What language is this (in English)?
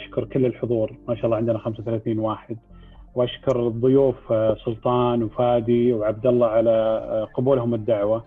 Arabic